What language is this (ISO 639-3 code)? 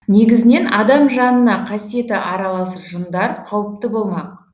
kaz